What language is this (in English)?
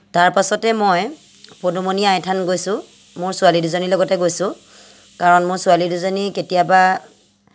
Assamese